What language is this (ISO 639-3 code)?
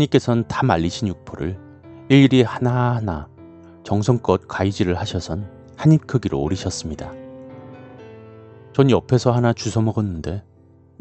kor